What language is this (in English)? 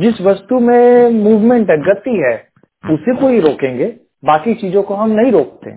Hindi